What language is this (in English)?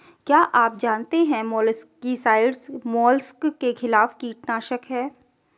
Hindi